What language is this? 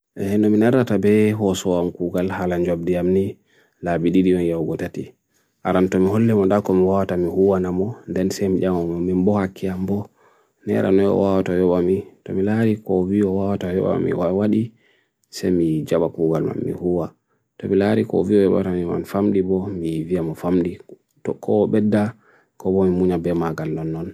Bagirmi Fulfulde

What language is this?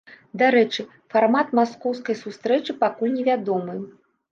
Belarusian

